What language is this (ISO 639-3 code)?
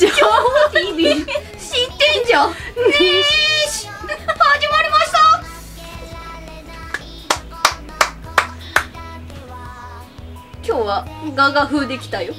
jpn